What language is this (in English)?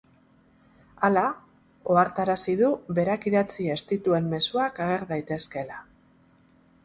Basque